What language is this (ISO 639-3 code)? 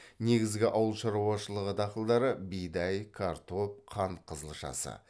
kaz